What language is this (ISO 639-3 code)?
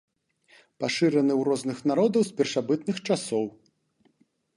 bel